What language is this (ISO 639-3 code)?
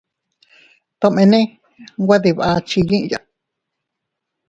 cut